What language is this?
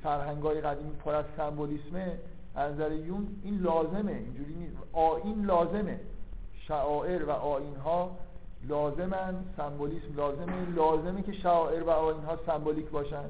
Persian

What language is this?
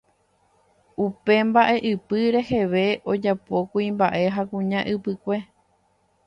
Guarani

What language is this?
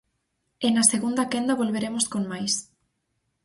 Galician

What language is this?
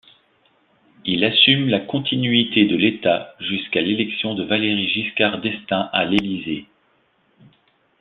French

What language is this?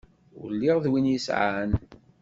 Kabyle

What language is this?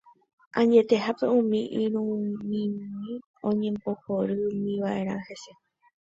Guarani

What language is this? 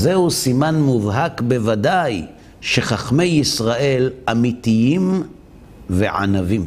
Hebrew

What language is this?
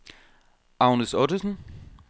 Danish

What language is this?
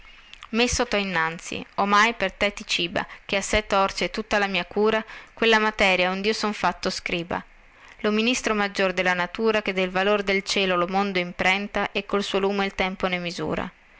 Italian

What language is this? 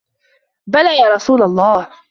Arabic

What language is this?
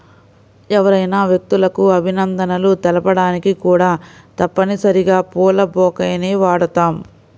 Telugu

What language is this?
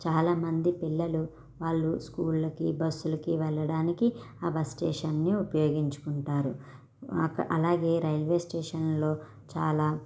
Telugu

